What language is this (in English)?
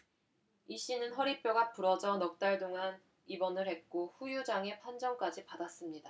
Korean